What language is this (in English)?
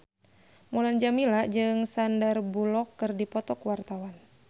Sundanese